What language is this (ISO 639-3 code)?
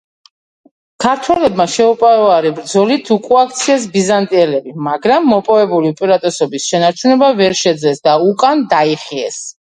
kat